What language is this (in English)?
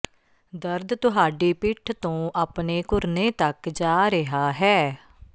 Punjabi